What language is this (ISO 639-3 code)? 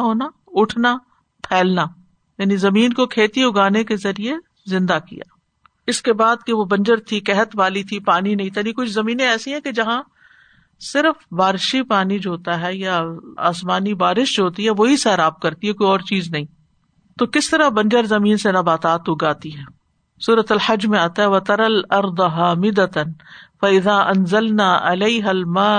urd